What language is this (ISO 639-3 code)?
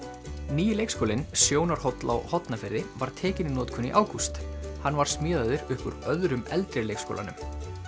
isl